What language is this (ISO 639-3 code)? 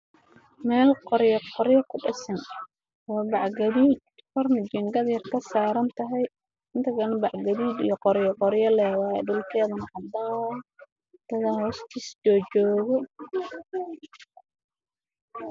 som